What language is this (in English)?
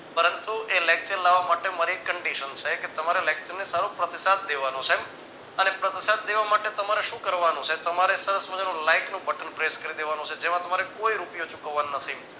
Gujarati